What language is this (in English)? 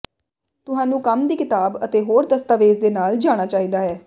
Punjabi